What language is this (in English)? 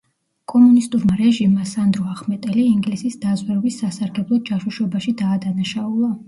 Georgian